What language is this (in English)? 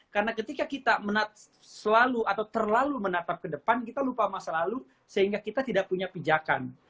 Indonesian